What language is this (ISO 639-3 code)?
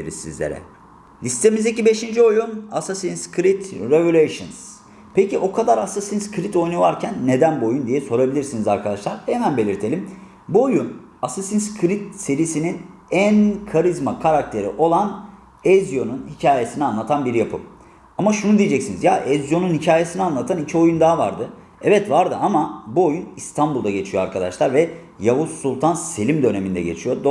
tur